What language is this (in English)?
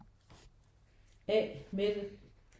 Danish